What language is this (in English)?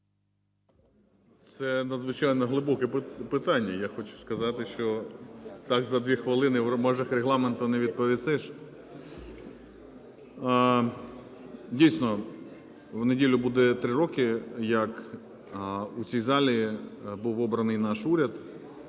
Ukrainian